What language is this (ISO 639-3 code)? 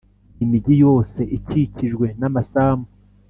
kin